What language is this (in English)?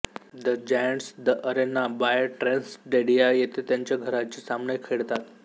Marathi